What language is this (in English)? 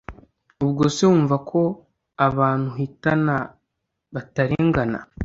Kinyarwanda